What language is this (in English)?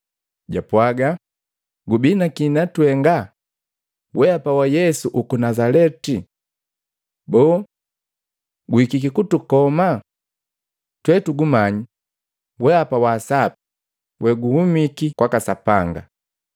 Matengo